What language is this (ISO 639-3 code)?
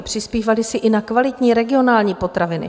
ces